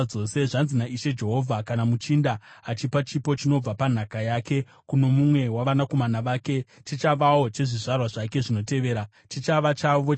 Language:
Shona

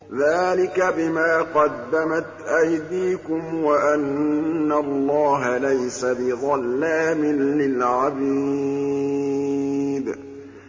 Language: Arabic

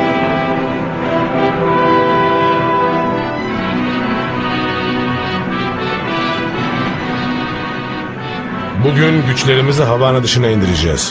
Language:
Turkish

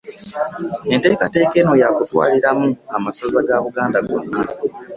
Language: Ganda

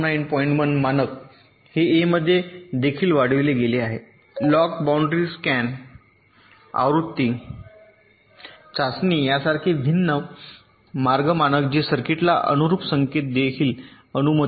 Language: Marathi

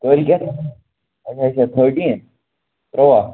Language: Kashmiri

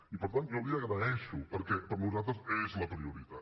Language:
Catalan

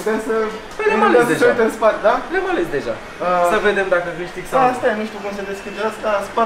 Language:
Romanian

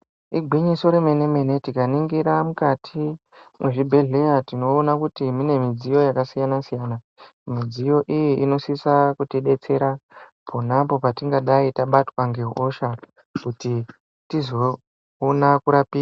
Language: Ndau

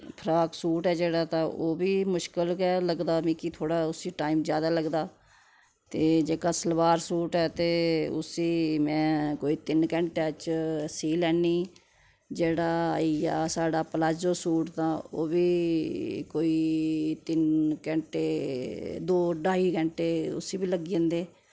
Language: Dogri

